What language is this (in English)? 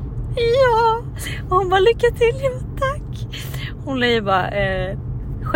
Swedish